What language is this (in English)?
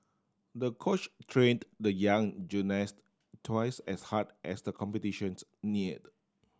English